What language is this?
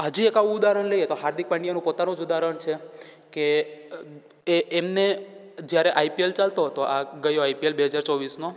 Gujarati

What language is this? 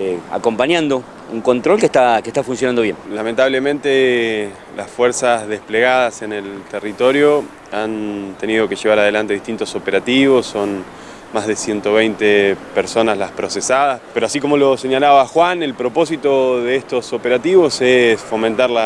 Spanish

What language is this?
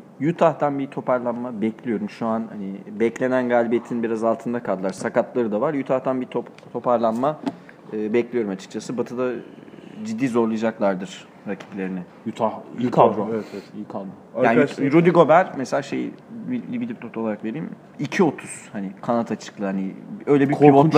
Turkish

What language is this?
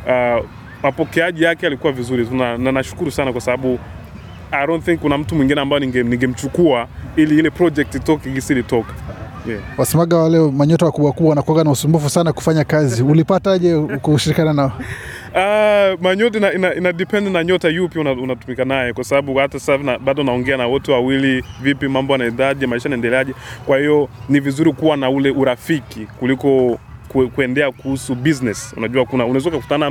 Swahili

